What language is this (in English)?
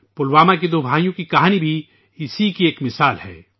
Urdu